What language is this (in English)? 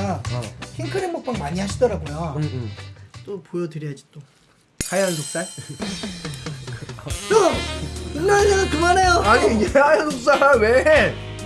Korean